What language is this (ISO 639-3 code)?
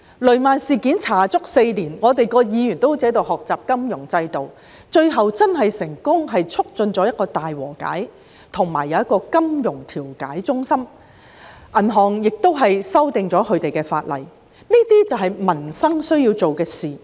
yue